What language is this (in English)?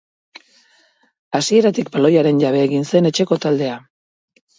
Basque